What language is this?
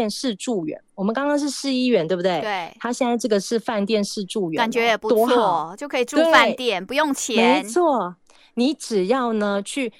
Chinese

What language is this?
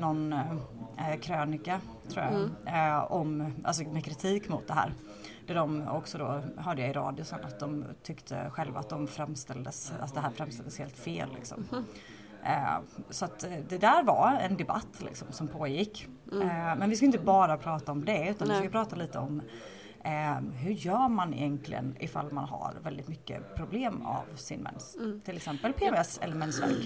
Swedish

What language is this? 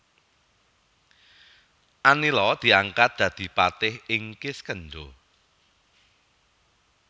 Javanese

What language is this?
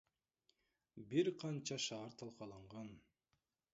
Kyrgyz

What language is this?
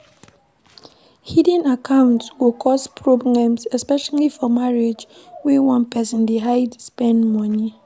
Nigerian Pidgin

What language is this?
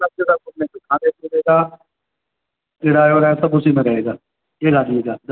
Urdu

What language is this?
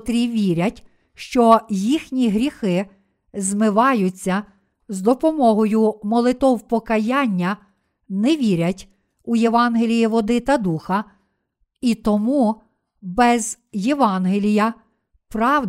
Ukrainian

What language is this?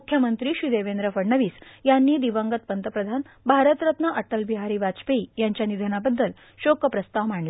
Marathi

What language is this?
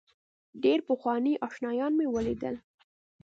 Pashto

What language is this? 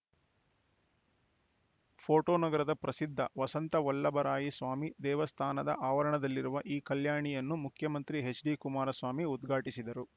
Kannada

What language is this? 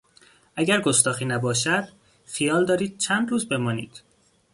Persian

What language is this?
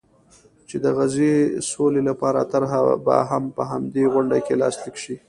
Pashto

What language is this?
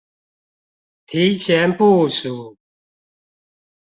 Chinese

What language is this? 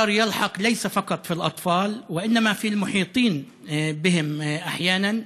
Hebrew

